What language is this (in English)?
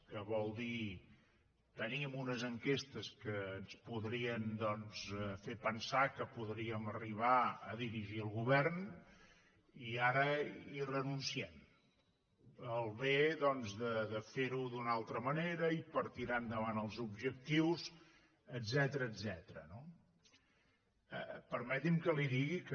Catalan